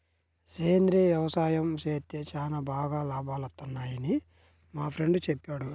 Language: Telugu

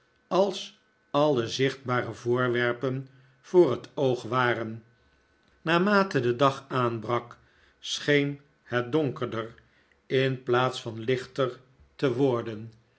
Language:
Dutch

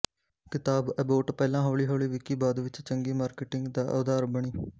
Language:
Punjabi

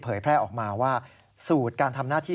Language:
Thai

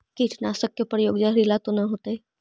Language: Magahi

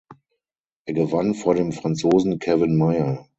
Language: German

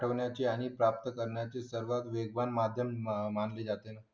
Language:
Marathi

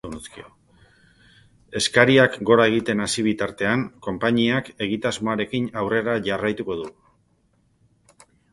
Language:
Basque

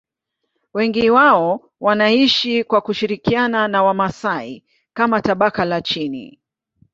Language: Swahili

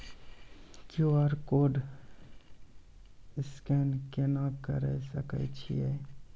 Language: Maithili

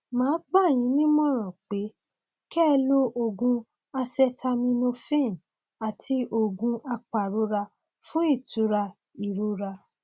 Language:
Yoruba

